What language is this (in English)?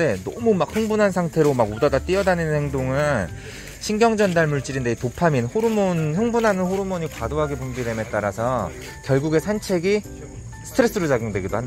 Korean